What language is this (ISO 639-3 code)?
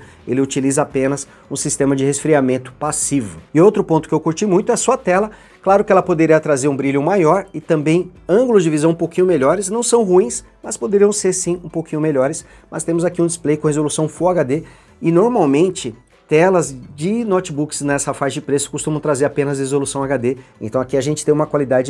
por